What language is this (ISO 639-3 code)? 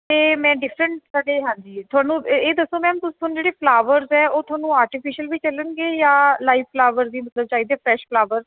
pan